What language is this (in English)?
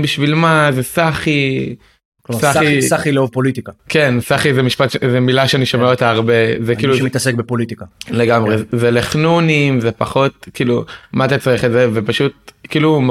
Hebrew